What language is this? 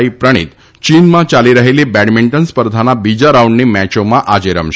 Gujarati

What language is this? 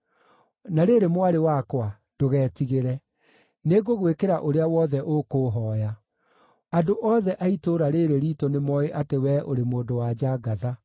Kikuyu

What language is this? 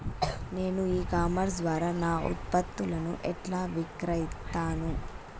Telugu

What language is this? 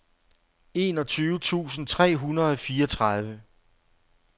Danish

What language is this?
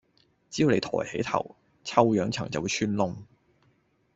Cantonese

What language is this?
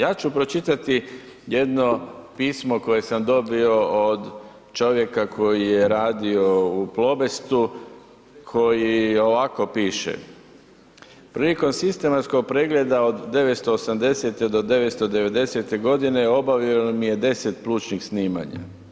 Croatian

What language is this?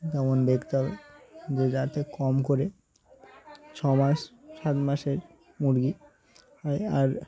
Bangla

